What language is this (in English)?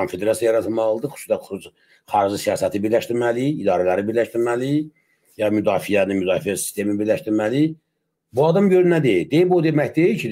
Turkish